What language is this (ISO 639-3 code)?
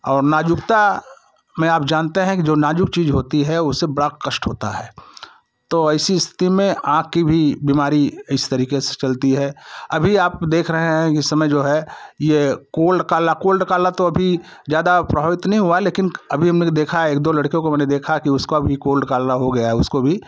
hin